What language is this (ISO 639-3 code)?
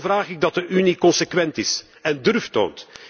nld